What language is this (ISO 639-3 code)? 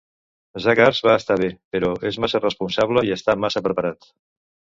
cat